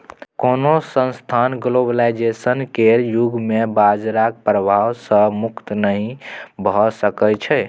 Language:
Maithili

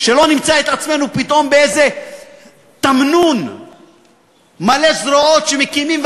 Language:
Hebrew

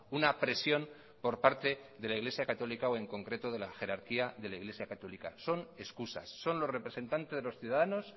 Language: Spanish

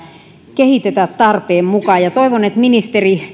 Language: Finnish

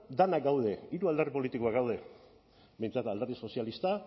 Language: Basque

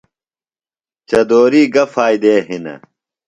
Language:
Phalura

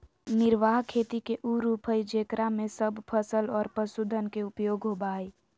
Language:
Magahi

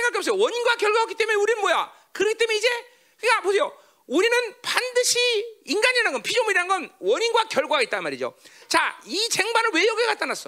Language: Korean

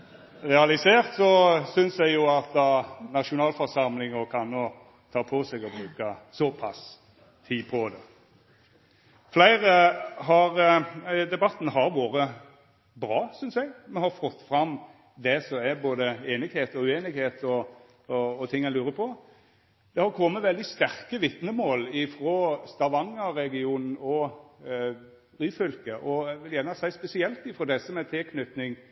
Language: Norwegian Nynorsk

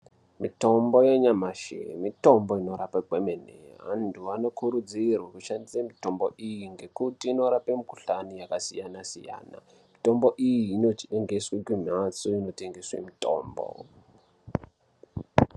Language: Ndau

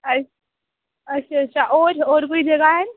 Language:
Dogri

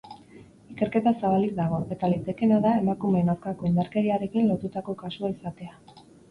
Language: Basque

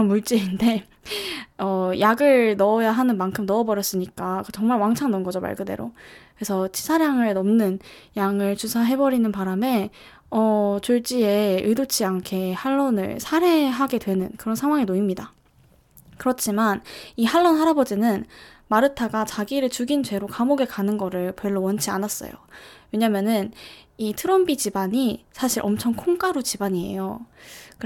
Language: Korean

